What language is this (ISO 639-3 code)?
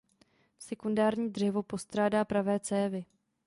ces